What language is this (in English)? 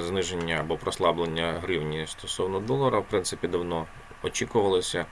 Ukrainian